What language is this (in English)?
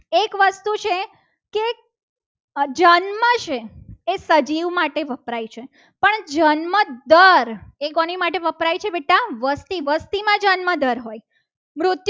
Gujarati